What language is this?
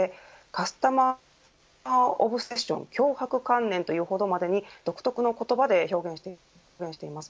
Japanese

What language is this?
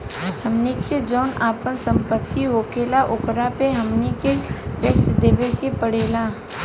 Bhojpuri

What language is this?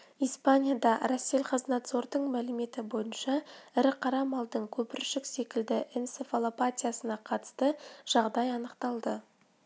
Kazakh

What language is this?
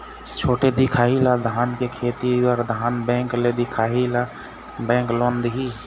Chhattisgarhi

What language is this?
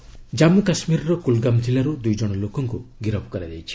Odia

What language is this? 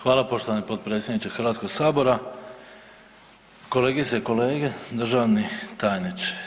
Croatian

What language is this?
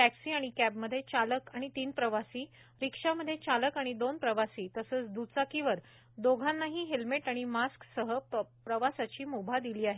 Marathi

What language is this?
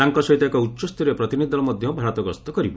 Odia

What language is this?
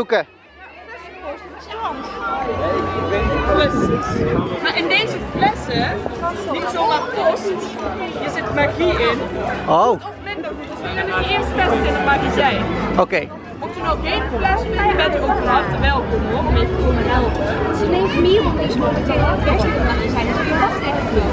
Dutch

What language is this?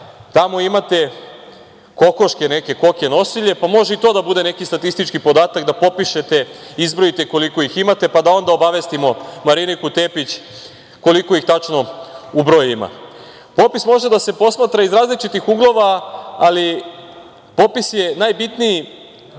Serbian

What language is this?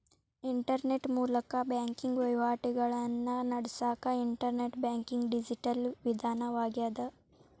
Kannada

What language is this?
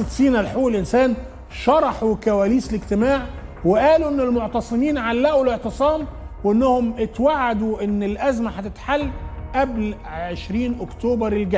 Arabic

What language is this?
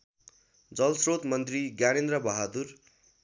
Nepali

